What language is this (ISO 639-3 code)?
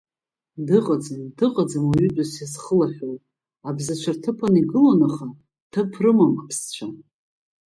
abk